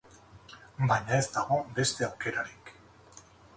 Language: Basque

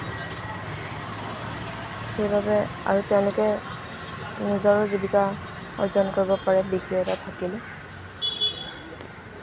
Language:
Assamese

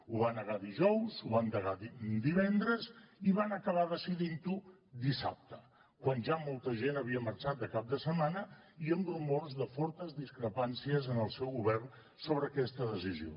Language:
Catalan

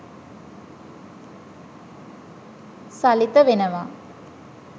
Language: Sinhala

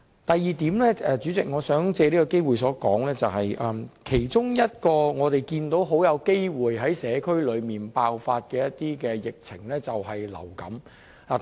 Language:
Cantonese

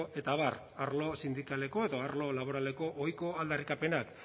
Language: Basque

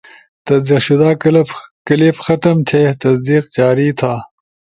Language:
Ushojo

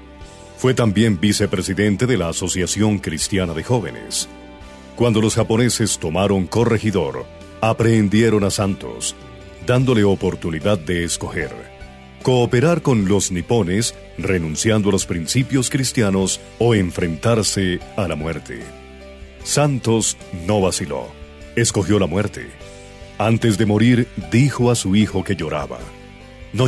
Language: Spanish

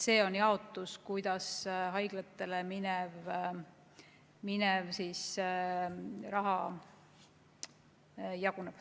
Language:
Estonian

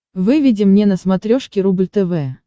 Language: Russian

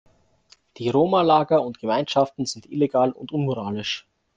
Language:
German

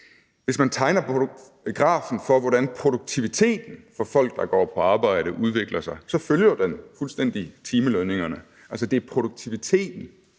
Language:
Danish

